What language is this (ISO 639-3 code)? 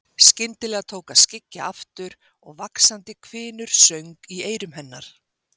isl